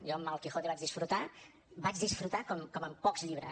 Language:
Catalan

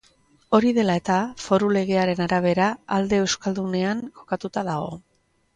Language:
Basque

